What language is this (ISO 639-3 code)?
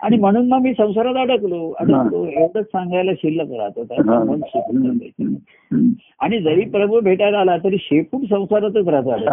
mar